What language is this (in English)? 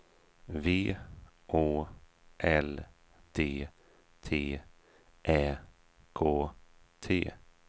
Swedish